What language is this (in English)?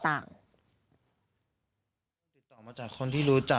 Thai